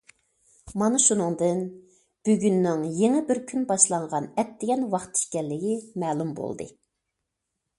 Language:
Uyghur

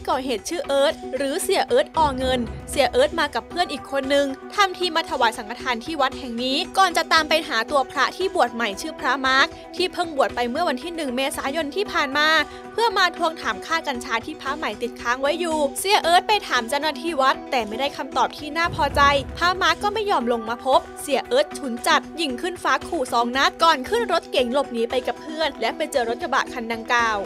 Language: Thai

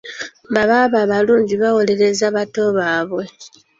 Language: Ganda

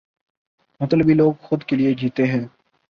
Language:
Urdu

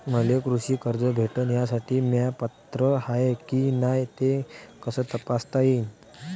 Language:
Marathi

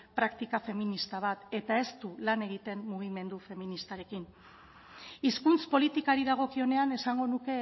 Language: Basque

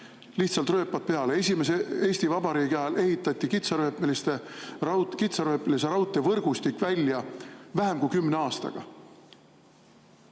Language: Estonian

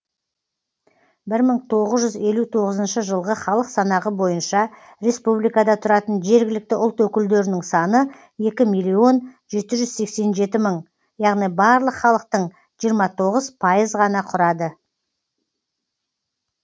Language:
Kazakh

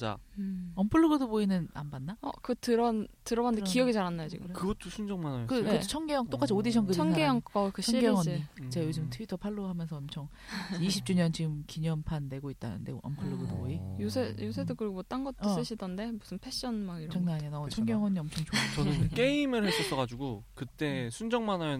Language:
Korean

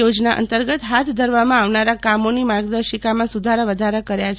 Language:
Gujarati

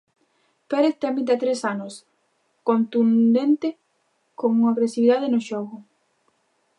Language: Galician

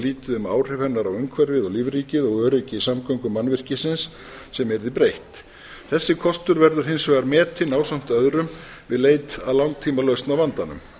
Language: Icelandic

